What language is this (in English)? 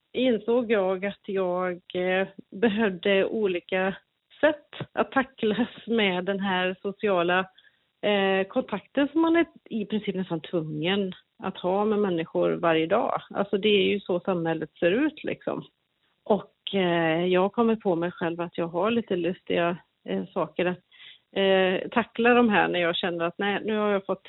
Swedish